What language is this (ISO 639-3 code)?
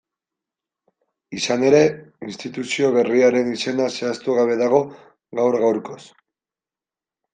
eus